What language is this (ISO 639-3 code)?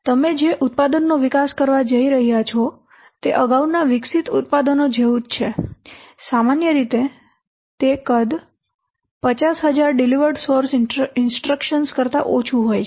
guj